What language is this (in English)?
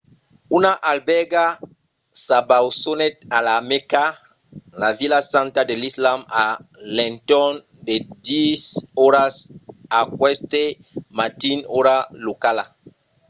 Occitan